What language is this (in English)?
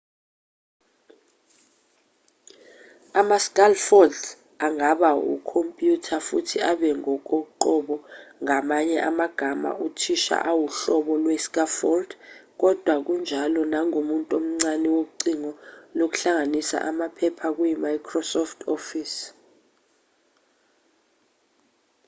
Zulu